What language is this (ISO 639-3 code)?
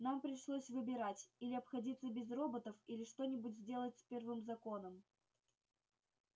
rus